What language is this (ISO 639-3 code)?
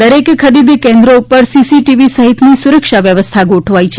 guj